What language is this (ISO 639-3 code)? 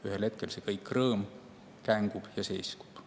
est